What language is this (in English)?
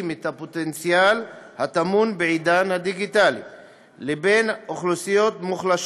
Hebrew